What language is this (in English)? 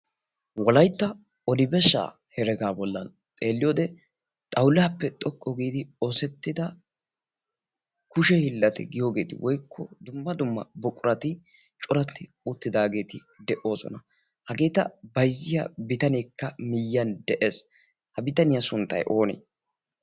Wolaytta